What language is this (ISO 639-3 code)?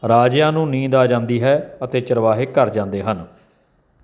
pan